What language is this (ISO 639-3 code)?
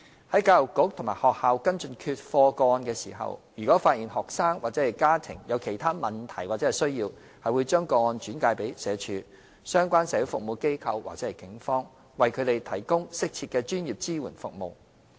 yue